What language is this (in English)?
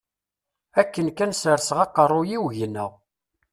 Kabyle